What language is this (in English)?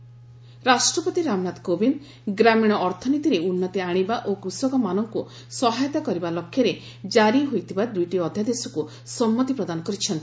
Odia